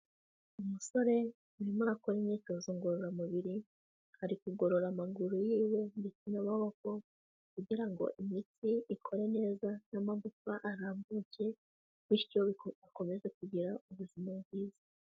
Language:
Kinyarwanda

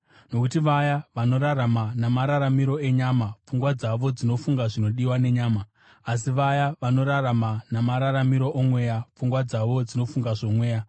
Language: Shona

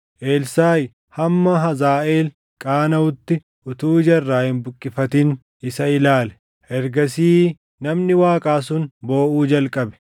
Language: Oromo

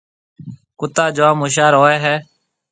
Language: Marwari (Pakistan)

